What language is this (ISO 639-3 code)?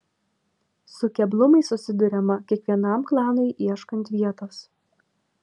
lit